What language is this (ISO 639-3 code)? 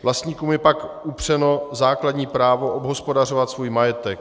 ces